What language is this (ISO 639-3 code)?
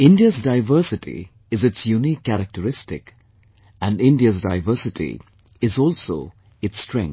eng